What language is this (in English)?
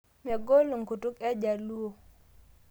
Masai